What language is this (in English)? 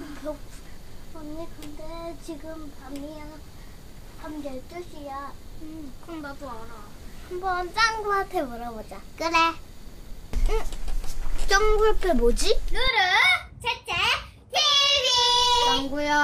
Korean